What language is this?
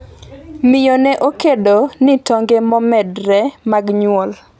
Luo (Kenya and Tanzania)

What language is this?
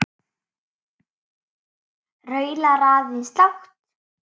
Icelandic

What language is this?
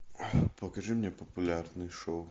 Russian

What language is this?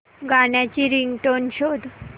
Marathi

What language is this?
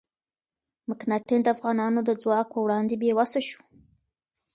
Pashto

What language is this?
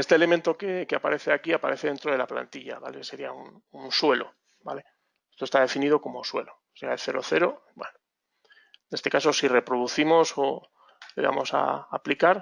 Spanish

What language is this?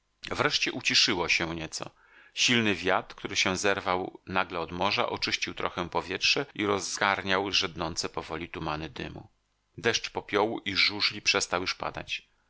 Polish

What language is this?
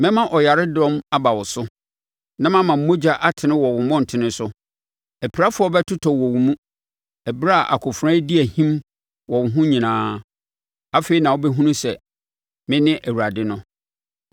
Akan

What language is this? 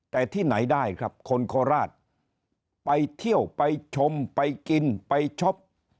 Thai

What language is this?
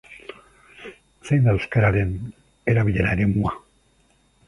Basque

